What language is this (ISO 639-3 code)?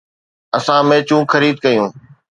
snd